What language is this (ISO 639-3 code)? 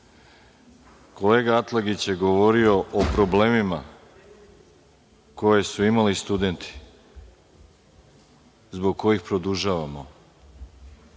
srp